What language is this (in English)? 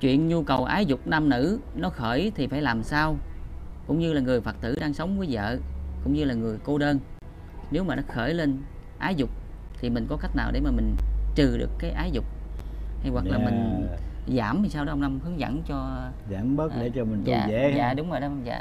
Vietnamese